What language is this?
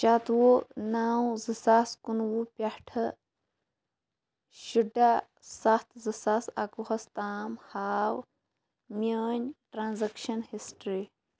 Kashmiri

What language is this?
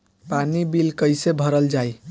Bhojpuri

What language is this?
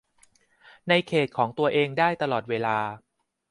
Thai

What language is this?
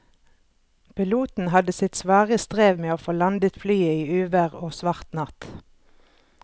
Norwegian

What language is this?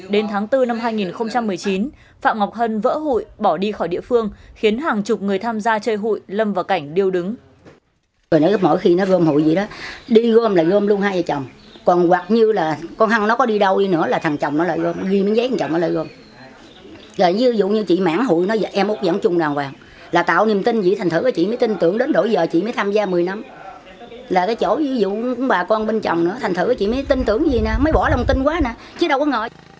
Vietnamese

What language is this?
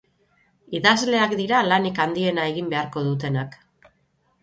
Basque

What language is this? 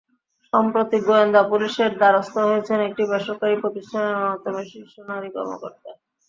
Bangla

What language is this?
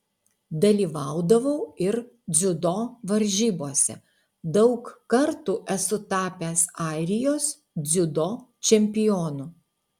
Lithuanian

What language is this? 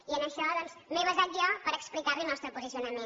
Catalan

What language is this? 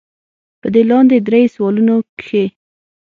Pashto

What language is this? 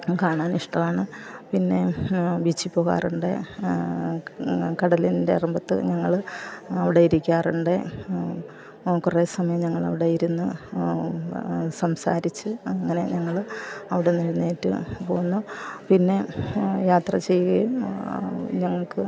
Malayalam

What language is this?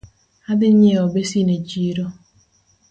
Luo (Kenya and Tanzania)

